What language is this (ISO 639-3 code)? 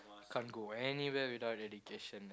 eng